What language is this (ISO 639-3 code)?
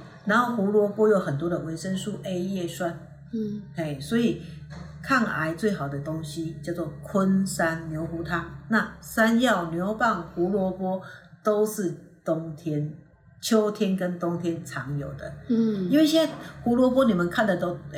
zho